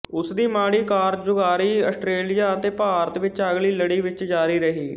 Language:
Punjabi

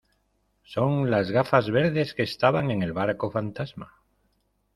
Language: Spanish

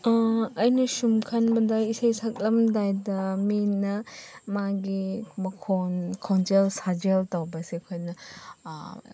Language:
Manipuri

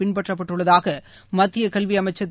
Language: Tamil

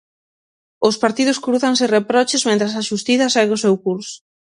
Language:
Galician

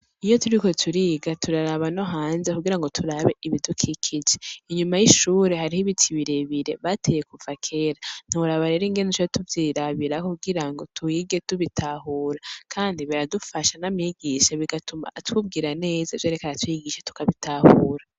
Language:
Rundi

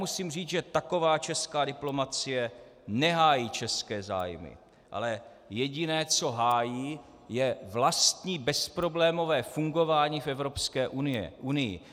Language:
Czech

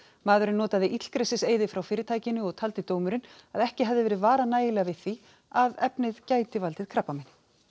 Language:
Icelandic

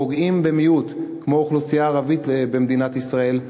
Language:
Hebrew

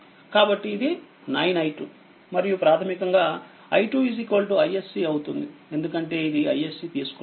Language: Telugu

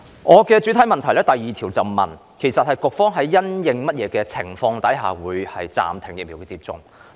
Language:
Cantonese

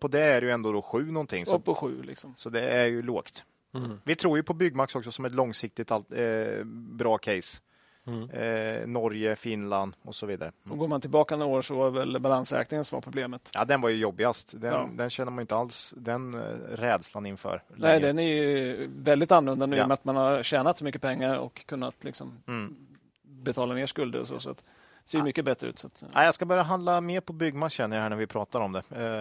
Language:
Swedish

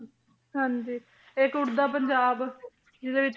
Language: Punjabi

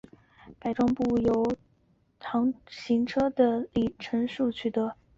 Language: Chinese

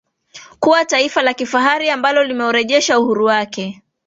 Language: Swahili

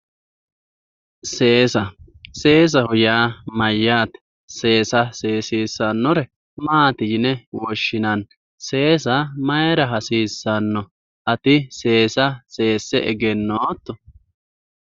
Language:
Sidamo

